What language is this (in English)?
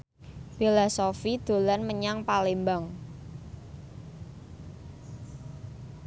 Javanese